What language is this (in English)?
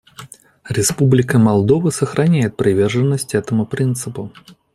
Russian